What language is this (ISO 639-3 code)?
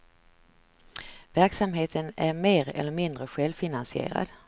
swe